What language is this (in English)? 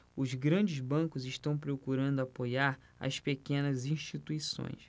Portuguese